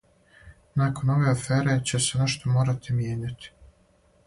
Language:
Serbian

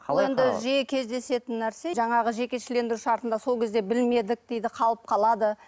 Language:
Kazakh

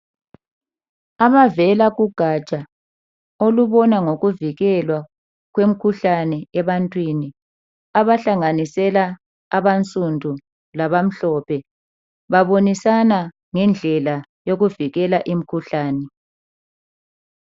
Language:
North Ndebele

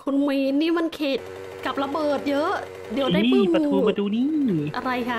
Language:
Thai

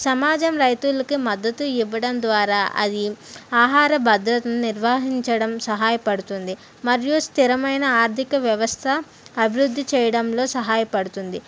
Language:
Telugu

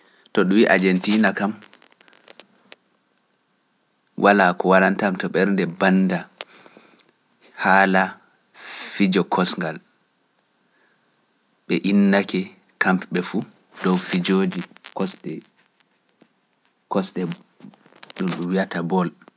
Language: Pular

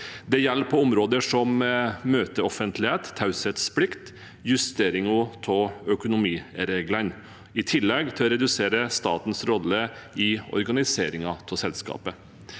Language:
Norwegian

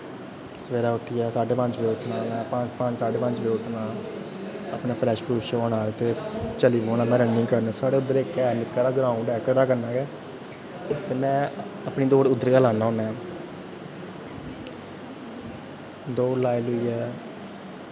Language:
Dogri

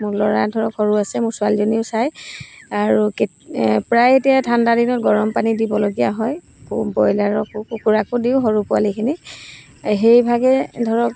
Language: Assamese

